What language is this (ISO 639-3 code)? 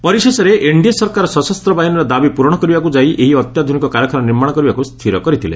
ori